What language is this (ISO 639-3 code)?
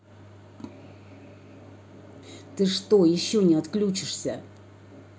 rus